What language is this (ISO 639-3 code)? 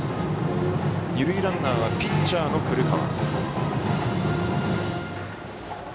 jpn